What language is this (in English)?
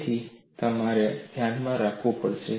Gujarati